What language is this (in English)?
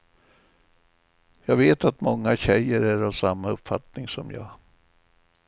Swedish